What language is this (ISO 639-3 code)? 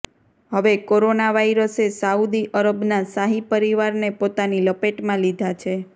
guj